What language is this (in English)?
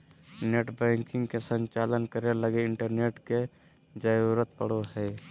Magahi